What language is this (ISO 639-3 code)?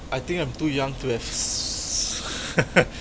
eng